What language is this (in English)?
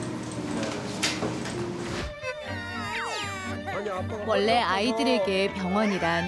Korean